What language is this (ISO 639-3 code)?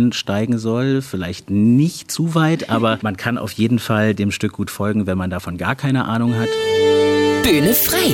deu